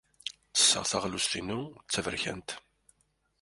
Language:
Kabyle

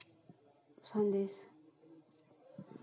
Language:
Santali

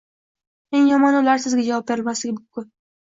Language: Uzbek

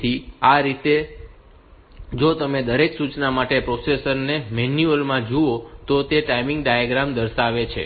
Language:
Gujarati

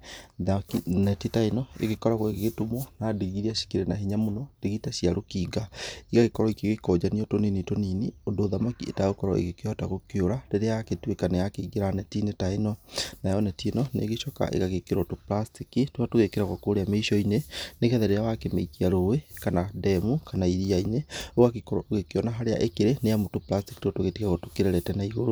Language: Kikuyu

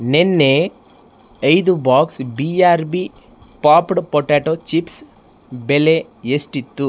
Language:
Kannada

